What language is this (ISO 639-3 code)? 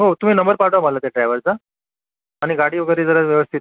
mar